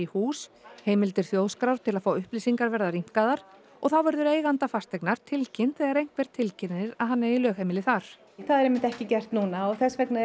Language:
Icelandic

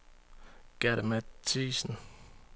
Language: Danish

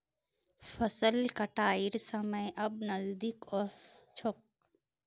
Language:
Magahi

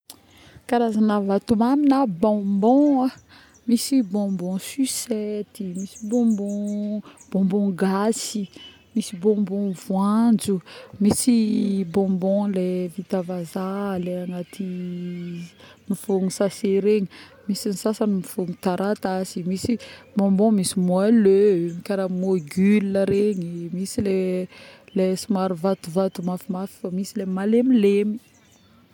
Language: Northern Betsimisaraka Malagasy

